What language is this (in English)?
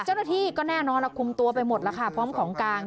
Thai